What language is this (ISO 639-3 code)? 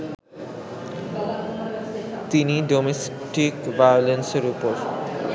ben